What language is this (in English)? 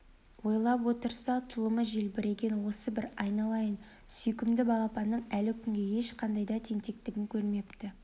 Kazakh